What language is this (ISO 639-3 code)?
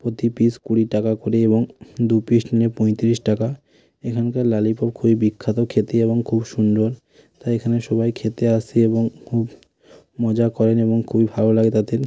ben